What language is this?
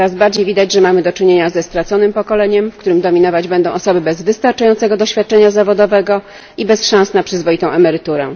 Polish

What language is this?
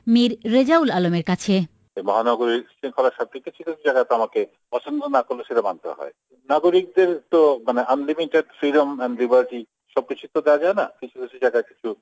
Bangla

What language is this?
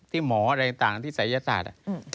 Thai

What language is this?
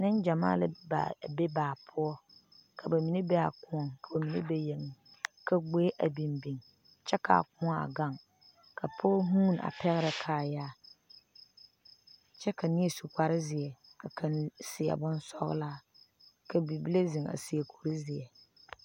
Southern Dagaare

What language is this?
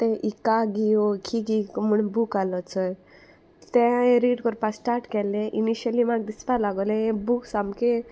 Konkani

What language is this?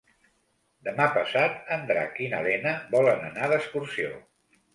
Catalan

